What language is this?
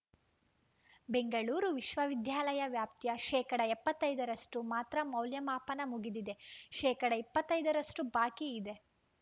Kannada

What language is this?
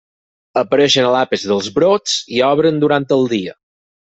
Catalan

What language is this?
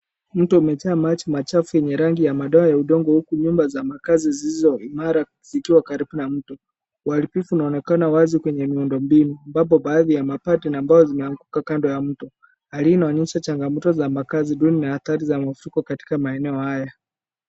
Swahili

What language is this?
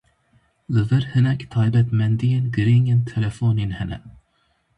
Kurdish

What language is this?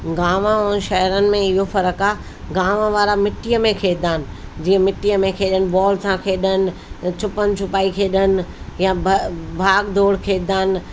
Sindhi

